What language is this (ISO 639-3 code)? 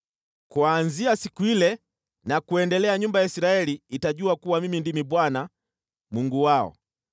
swa